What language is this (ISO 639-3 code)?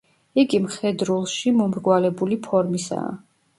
kat